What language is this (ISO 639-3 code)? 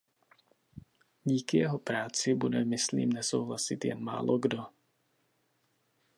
ces